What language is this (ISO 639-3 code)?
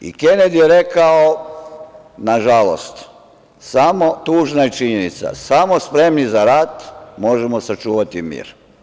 srp